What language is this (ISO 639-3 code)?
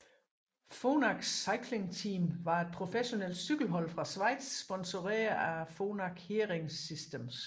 dan